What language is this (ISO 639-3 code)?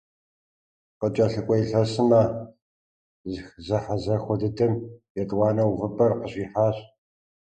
kbd